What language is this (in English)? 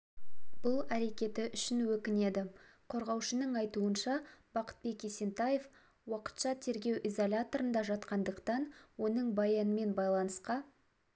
Kazakh